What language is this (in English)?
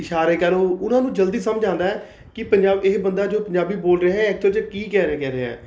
Punjabi